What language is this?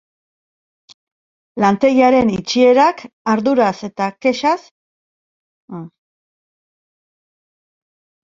Basque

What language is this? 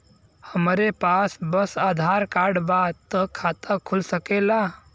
Bhojpuri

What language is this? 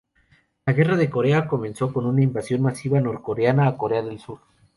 Spanish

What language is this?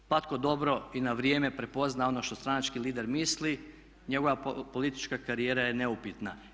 Croatian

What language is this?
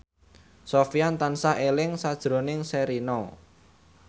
Javanese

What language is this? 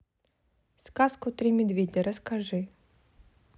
Russian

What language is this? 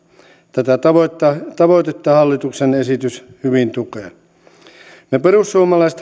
Finnish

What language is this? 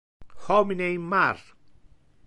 Interlingua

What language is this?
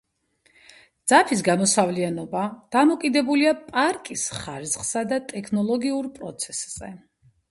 Georgian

